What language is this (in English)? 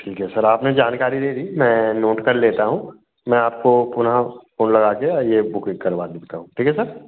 Hindi